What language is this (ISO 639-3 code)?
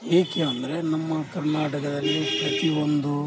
kan